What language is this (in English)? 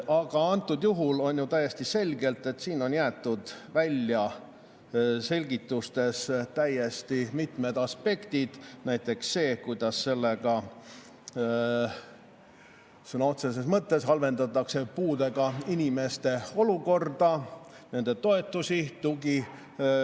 Estonian